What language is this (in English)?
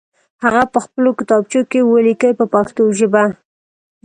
Pashto